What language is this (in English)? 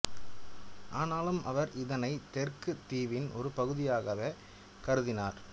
Tamil